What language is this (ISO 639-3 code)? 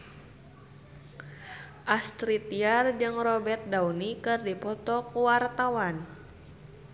sun